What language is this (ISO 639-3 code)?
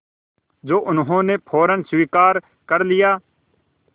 hin